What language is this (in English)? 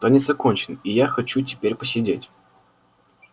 Russian